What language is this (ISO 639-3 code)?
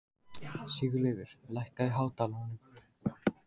isl